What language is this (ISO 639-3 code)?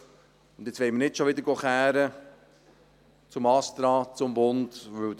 gsw